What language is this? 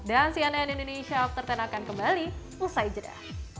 Indonesian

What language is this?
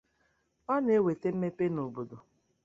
Igbo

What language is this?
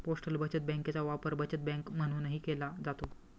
Marathi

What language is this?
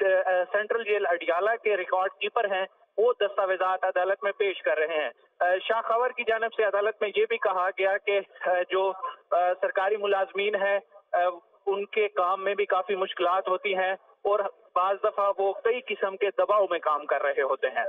Hindi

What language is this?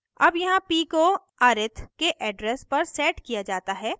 Hindi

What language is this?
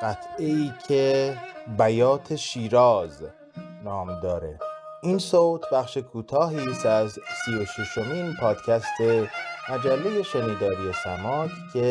Persian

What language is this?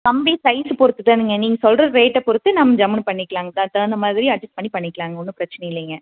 Tamil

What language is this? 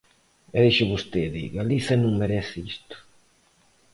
Galician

